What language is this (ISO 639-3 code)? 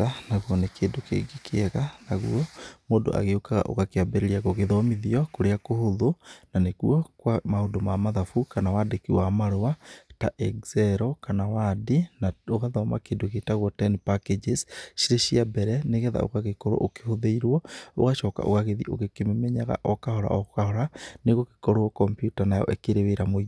kik